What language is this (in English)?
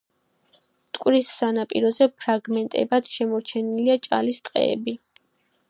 Georgian